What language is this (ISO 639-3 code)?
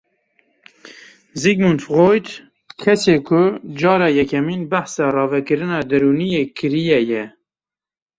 kur